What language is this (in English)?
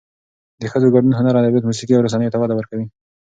Pashto